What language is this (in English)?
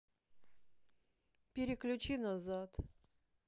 Russian